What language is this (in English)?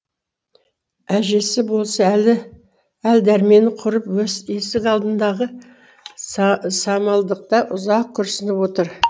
Kazakh